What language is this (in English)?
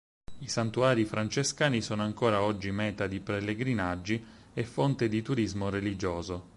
Italian